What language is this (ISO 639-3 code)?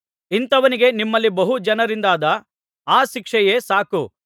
kan